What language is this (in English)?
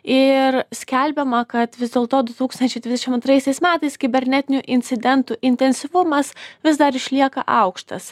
Lithuanian